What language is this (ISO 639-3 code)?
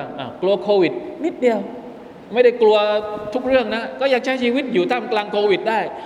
tha